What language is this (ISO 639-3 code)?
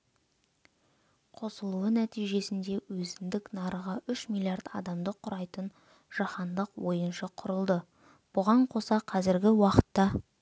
kaz